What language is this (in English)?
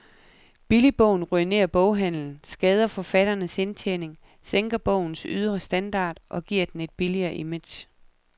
Danish